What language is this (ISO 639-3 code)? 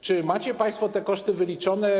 pol